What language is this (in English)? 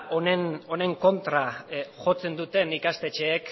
Basque